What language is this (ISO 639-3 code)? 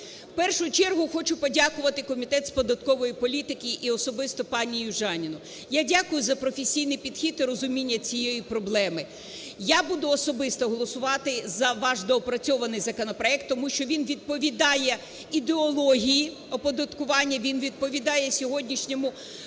ukr